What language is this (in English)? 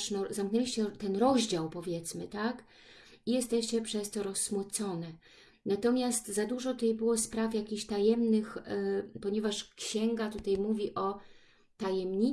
Polish